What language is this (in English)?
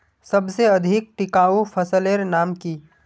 Magahi